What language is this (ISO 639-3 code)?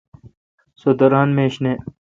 xka